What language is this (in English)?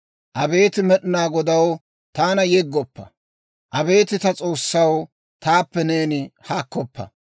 Dawro